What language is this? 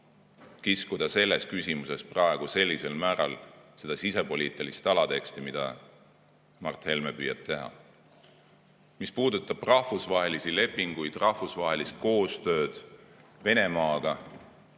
Estonian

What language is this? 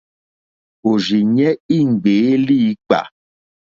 Mokpwe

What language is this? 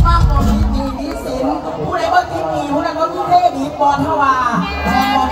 Thai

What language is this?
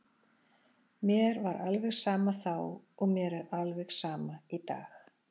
Icelandic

